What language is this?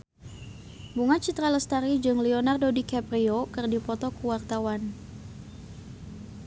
Sundanese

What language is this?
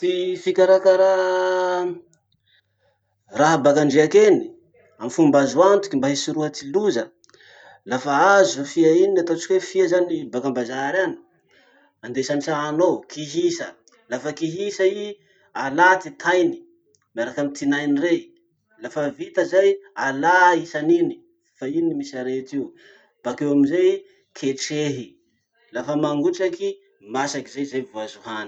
Masikoro Malagasy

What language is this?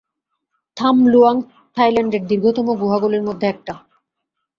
Bangla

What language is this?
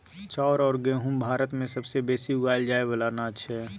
Maithili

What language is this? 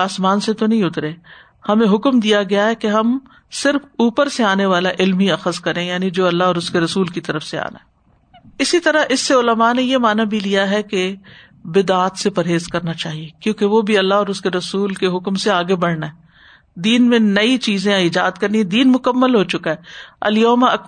Urdu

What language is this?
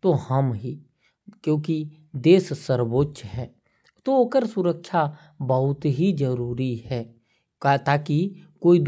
Korwa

